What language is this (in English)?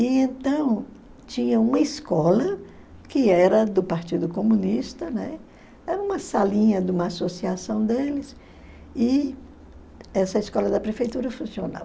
Portuguese